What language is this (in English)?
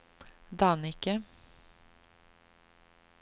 Swedish